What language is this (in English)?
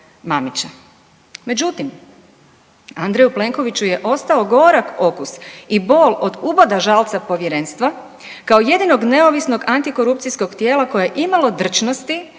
Croatian